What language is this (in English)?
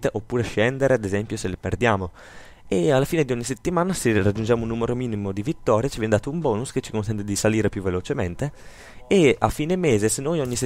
Italian